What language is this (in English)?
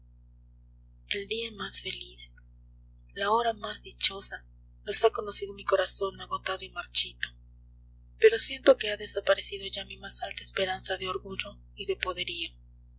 Spanish